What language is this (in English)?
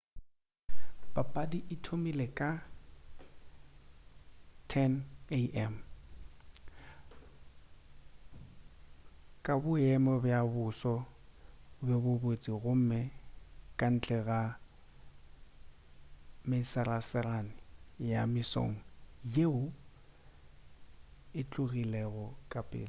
Northern Sotho